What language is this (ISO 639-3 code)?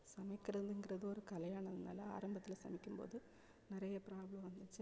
tam